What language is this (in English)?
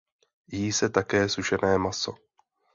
Czech